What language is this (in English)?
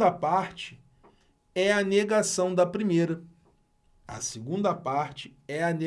Portuguese